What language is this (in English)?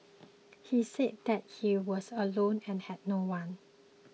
English